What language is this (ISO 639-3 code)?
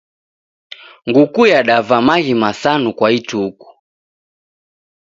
dav